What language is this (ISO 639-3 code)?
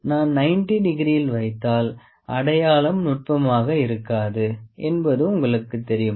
tam